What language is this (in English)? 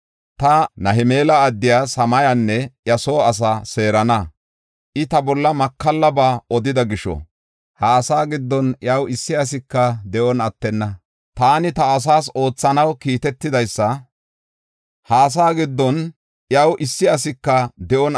Gofa